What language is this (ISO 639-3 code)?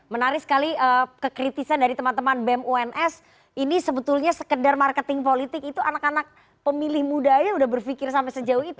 ind